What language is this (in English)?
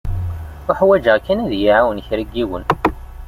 Kabyle